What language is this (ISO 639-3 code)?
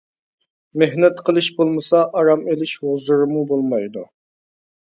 uig